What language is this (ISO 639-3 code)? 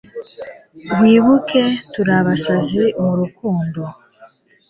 kin